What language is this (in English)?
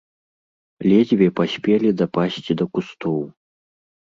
Belarusian